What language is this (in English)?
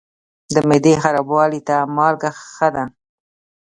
Pashto